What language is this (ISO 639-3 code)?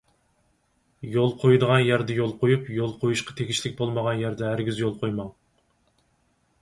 uig